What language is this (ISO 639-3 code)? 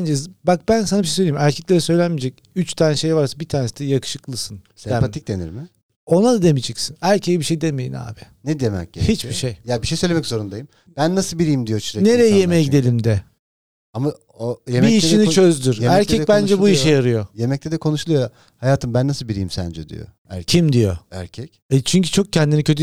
tur